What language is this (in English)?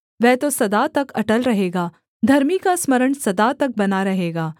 Hindi